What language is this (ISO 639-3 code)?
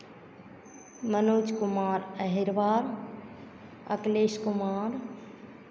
hin